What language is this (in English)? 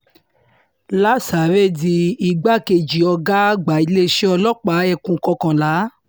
Yoruba